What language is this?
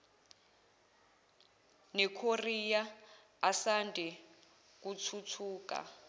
Zulu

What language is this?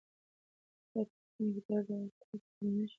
Pashto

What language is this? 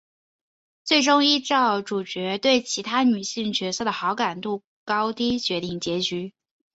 Chinese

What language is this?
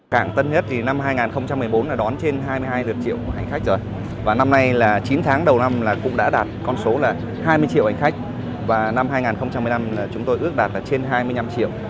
Vietnamese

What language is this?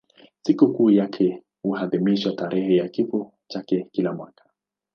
Swahili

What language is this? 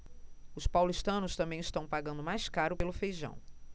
Portuguese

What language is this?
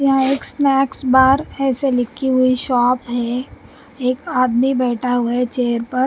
Hindi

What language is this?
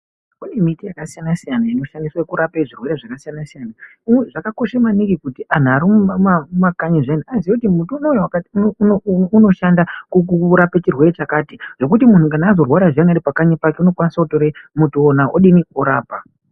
Ndau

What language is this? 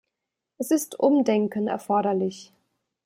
German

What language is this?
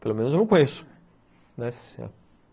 Portuguese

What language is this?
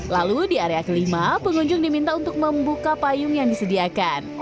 Indonesian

